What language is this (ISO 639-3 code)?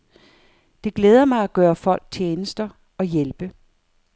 dan